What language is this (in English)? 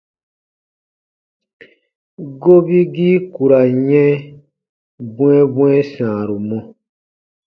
Baatonum